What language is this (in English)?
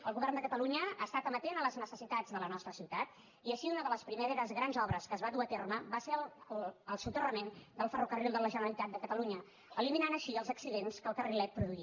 Catalan